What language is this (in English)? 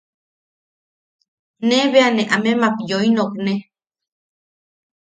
Yaqui